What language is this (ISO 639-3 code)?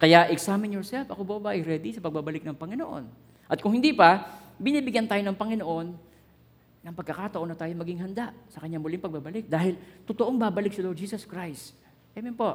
fil